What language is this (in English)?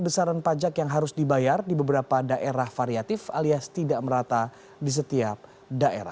Indonesian